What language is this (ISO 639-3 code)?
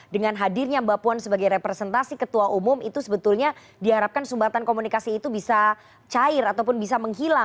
ind